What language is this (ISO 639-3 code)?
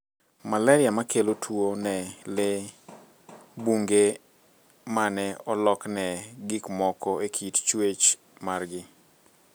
luo